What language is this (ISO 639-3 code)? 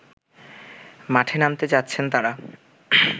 ben